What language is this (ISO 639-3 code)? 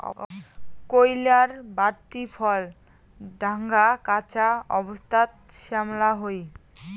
ben